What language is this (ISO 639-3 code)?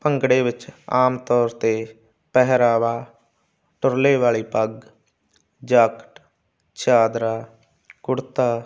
pan